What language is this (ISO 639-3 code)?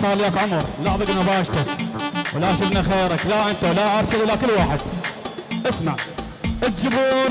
ara